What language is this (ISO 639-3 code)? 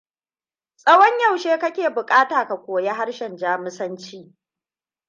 hau